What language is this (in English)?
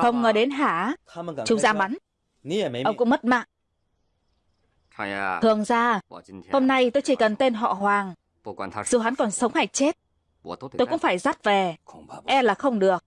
Vietnamese